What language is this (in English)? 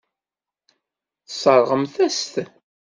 Kabyle